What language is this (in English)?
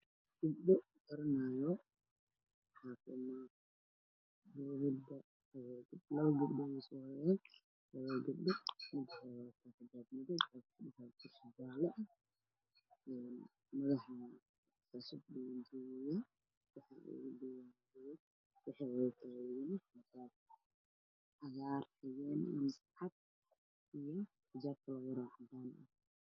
Somali